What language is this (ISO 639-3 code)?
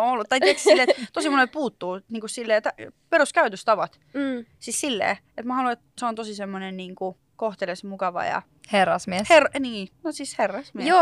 fin